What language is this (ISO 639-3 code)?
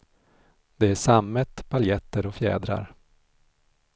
swe